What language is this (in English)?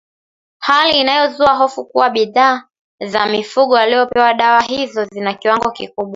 Swahili